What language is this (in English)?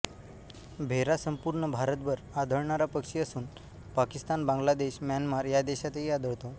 Marathi